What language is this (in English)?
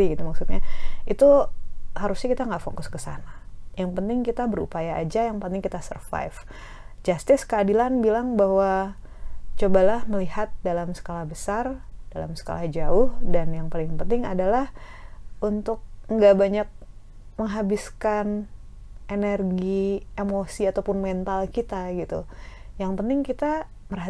Indonesian